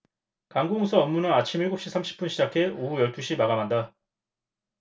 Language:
Korean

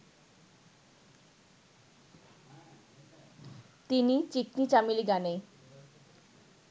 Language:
Bangla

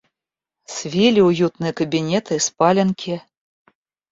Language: Russian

